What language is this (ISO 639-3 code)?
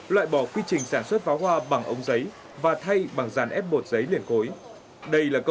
vie